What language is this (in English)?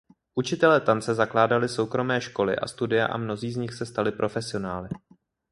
Czech